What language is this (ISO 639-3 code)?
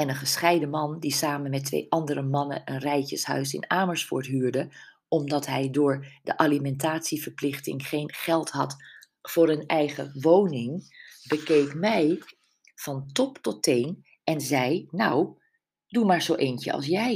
nld